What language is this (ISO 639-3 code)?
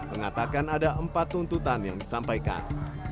ind